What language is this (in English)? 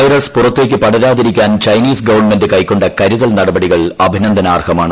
Malayalam